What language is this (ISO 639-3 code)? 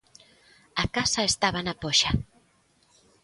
glg